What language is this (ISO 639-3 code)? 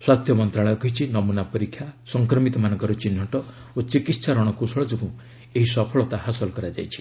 ori